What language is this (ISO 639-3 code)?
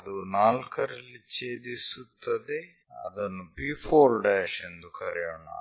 kan